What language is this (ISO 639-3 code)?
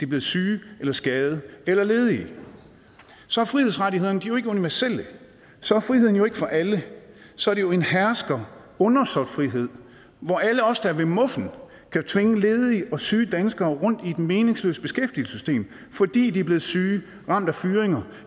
dan